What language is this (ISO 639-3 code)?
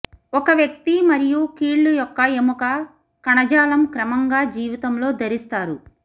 tel